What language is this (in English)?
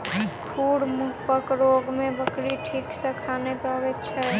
Maithili